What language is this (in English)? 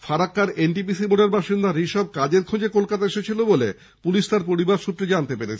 Bangla